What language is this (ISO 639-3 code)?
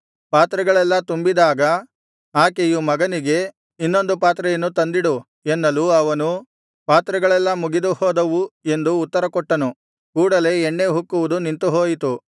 kan